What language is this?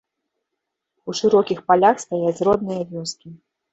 Belarusian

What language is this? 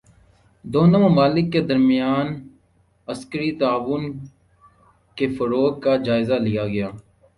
Urdu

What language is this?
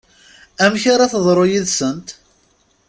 Kabyle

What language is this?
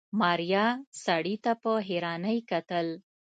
Pashto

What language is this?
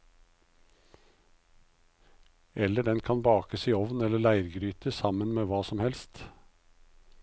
Norwegian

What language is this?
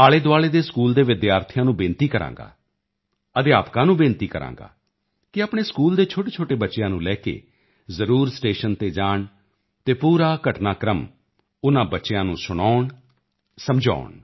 Punjabi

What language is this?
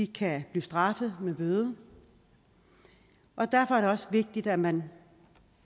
Danish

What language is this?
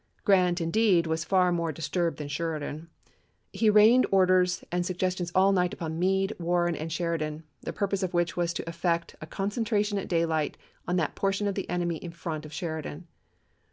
English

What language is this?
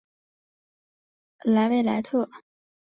Chinese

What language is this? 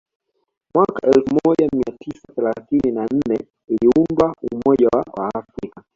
Swahili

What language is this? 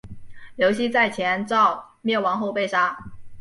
Chinese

